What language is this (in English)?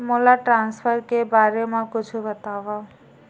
Chhattisgarhi